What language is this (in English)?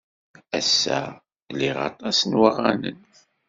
Kabyle